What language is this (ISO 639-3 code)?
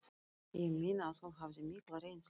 isl